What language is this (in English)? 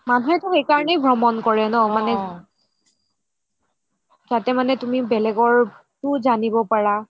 Assamese